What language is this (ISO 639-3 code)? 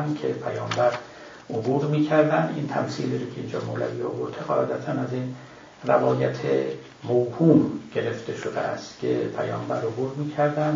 fas